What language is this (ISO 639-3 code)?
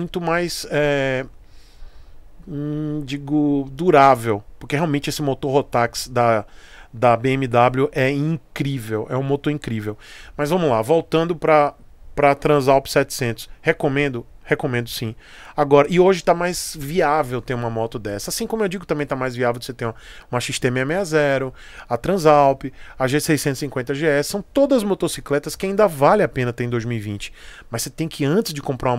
por